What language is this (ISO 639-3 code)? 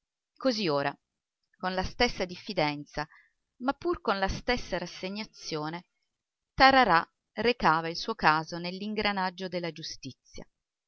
ita